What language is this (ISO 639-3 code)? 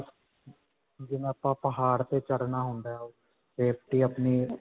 pan